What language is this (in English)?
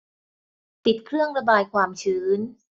Thai